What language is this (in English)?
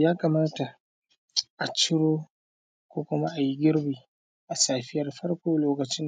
Hausa